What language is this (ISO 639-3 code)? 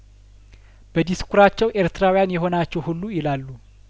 amh